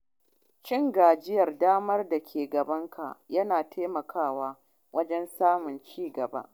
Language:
Hausa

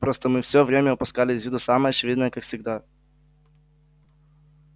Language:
Russian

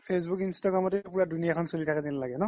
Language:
Assamese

